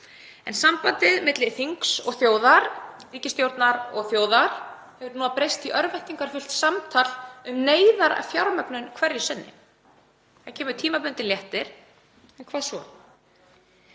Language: Icelandic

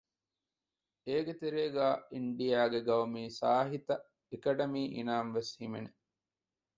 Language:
Divehi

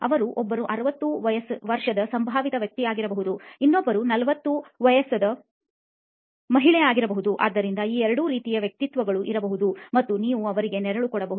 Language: Kannada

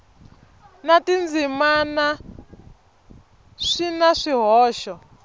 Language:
Tsonga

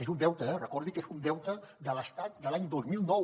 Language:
Catalan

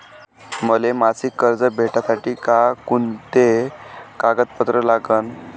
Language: Marathi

